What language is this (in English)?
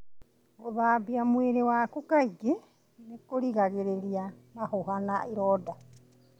Kikuyu